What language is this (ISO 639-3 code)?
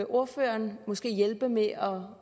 dan